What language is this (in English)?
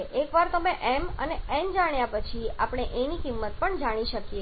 Gujarati